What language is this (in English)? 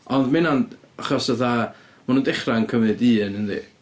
Welsh